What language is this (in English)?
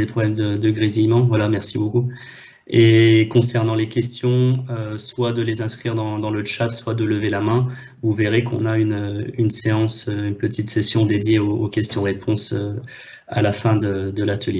French